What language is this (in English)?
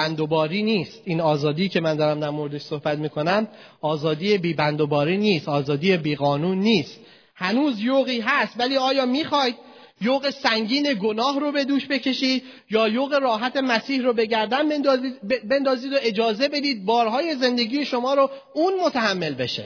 Persian